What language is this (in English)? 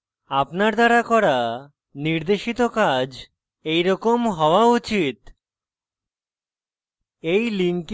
Bangla